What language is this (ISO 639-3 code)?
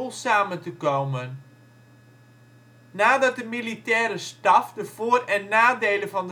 nld